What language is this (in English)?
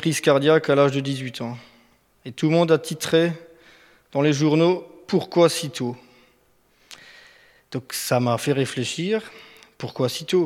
French